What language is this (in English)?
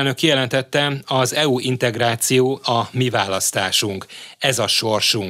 Hungarian